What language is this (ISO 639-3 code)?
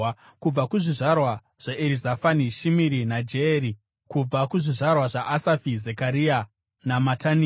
sna